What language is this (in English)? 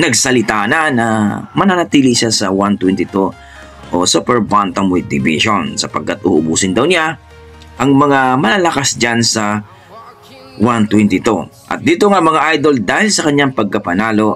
Filipino